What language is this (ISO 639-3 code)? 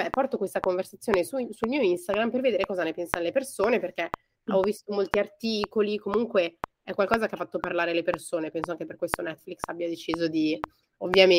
ita